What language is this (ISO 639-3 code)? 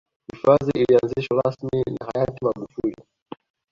swa